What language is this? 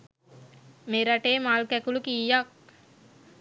Sinhala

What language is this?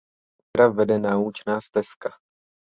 Czech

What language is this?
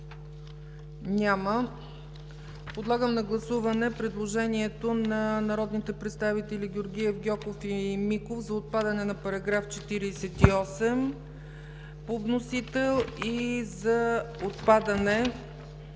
Bulgarian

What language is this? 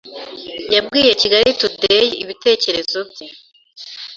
Kinyarwanda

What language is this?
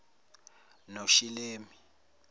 Zulu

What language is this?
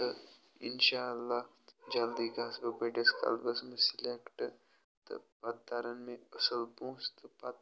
Kashmiri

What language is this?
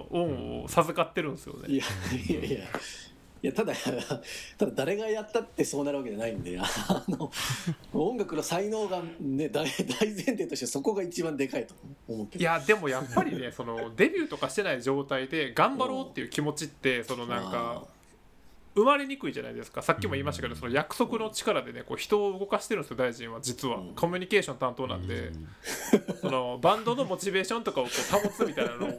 Japanese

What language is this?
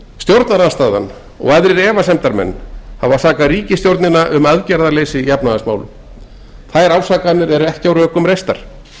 Icelandic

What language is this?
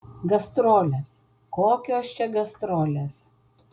Lithuanian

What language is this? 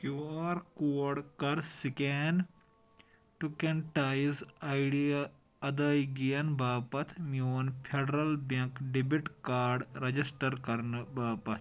Kashmiri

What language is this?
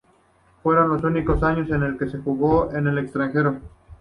Spanish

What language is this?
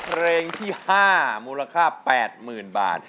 Thai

